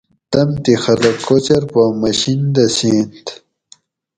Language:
Gawri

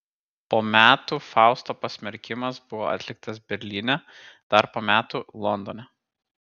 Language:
Lithuanian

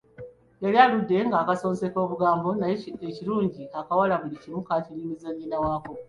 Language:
Ganda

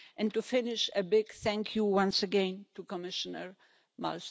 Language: English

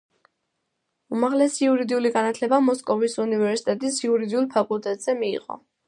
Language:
Georgian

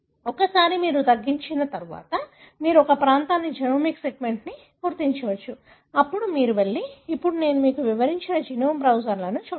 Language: Telugu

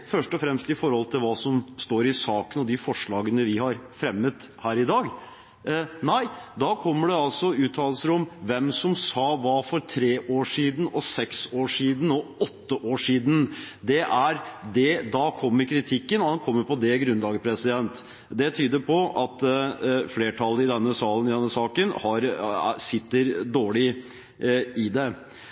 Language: Norwegian Bokmål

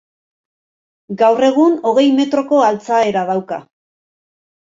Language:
Basque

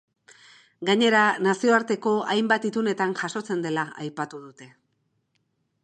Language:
Basque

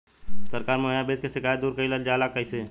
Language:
Bhojpuri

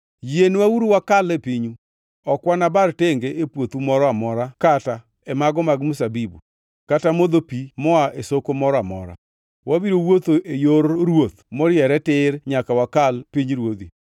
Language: Luo (Kenya and Tanzania)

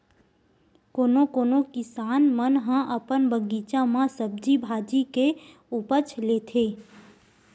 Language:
Chhattisgarhi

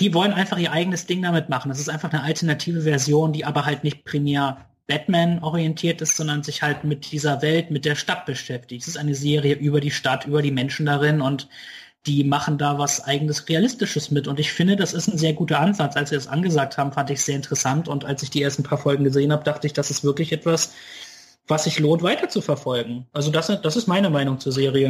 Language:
German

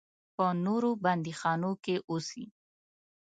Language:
Pashto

